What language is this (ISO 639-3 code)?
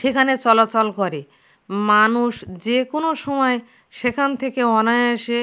ben